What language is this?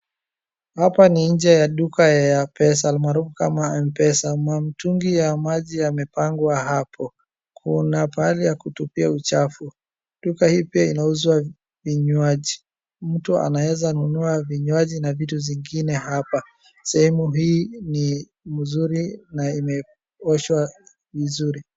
Swahili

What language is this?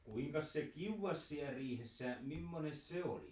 Finnish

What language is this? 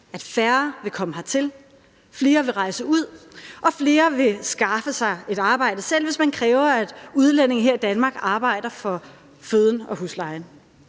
Danish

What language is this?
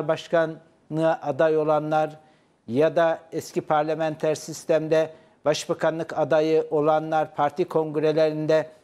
Turkish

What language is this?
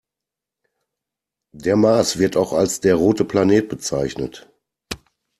German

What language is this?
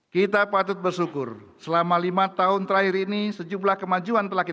Indonesian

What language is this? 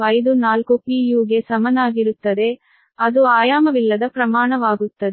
Kannada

